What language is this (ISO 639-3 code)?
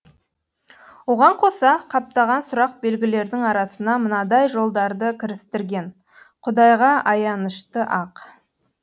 kaz